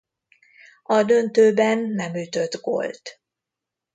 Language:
Hungarian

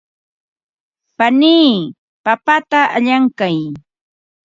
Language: Ambo-Pasco Quechua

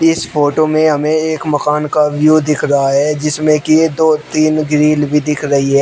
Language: Hindi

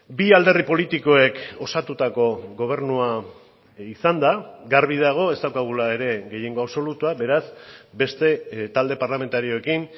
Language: Basque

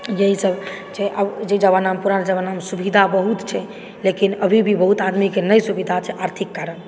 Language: Maithili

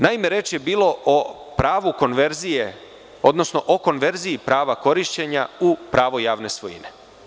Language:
Serbian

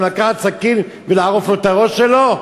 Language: Hebrew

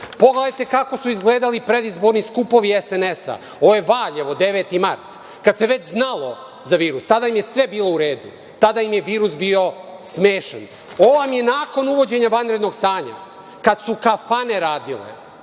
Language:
Serbian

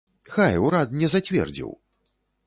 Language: Belarusian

